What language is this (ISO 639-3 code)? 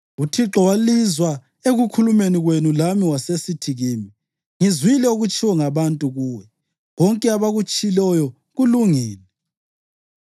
nde